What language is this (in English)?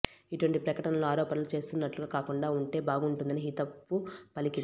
Telugu